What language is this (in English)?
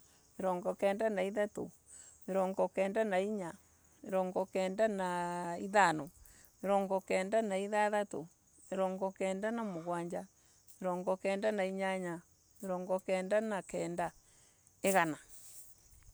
Embu